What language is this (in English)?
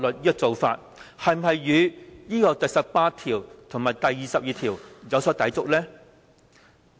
Cantonese